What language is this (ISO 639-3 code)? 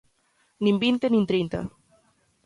glg